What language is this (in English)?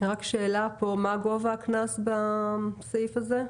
Hebrew